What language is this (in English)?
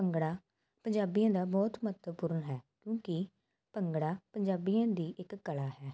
Punjabi